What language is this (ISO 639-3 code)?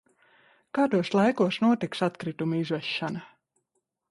lav